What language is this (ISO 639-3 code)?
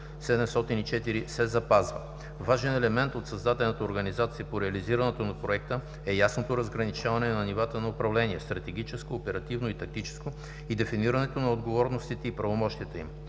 bul